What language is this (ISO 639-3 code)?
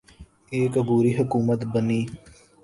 urd